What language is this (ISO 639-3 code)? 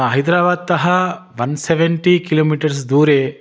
san